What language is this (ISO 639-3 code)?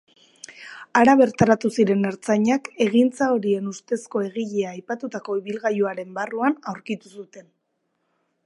eus